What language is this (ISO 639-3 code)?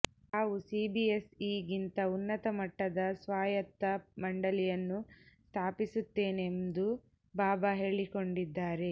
kan